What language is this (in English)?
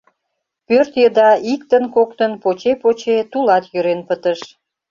Mari